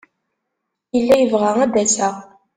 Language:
Kabyle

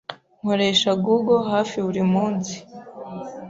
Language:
Kinyarwanda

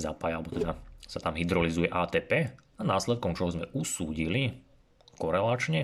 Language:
Slovak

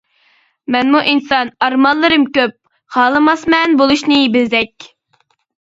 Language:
Uyghur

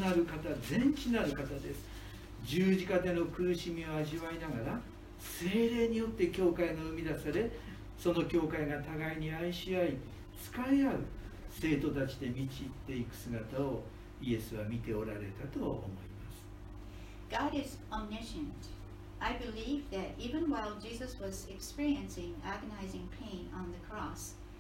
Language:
Japanese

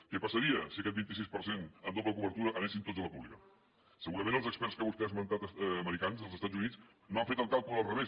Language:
Catalan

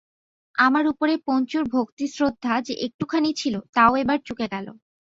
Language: Bangla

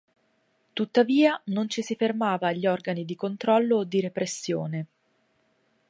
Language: Italian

